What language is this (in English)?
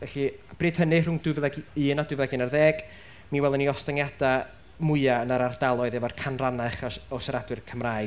Welsh